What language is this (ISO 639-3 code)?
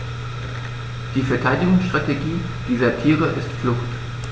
deu